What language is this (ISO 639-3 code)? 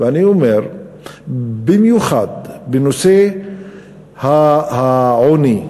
heb